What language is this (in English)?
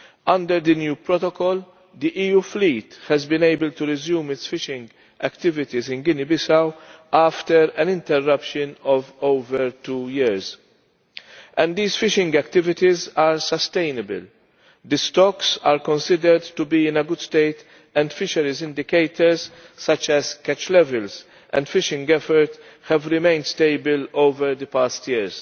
English